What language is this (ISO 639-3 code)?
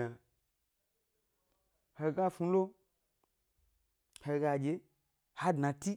gby